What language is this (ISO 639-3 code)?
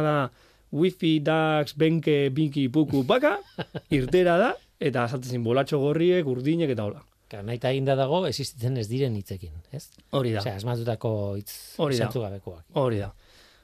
spa